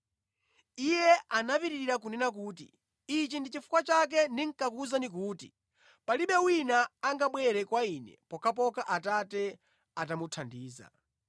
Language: Nyanja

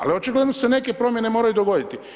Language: Croatian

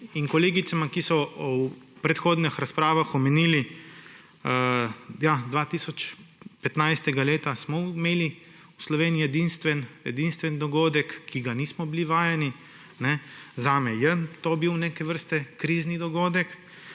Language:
Slovenian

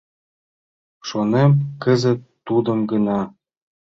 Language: Mari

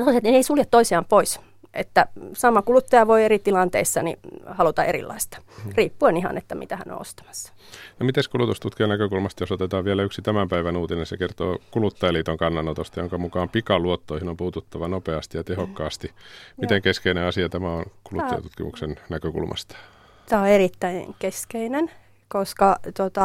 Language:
Finnish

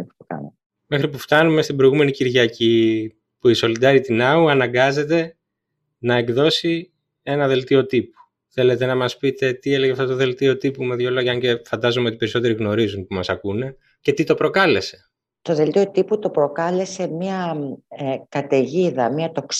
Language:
Greek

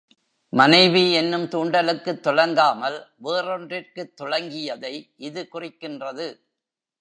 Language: Tamil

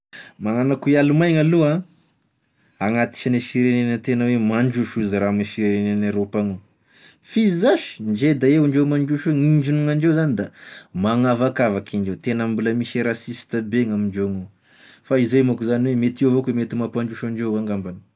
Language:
Tesaka Malagasy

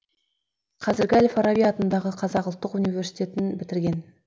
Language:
Kazakh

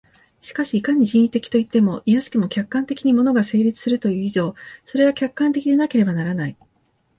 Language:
Japanese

